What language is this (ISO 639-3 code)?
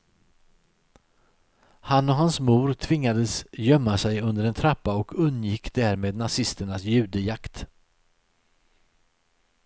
swe